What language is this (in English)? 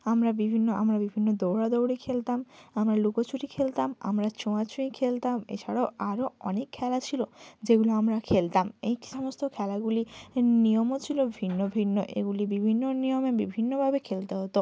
Bangla